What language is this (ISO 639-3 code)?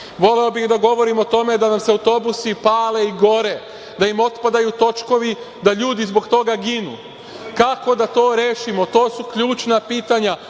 srp